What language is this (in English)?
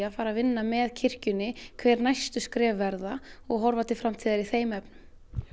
Icelandic